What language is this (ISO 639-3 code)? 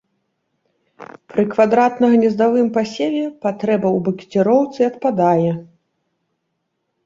bel